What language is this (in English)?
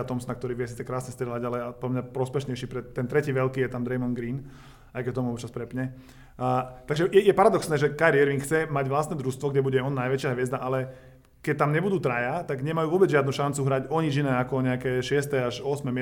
Slovak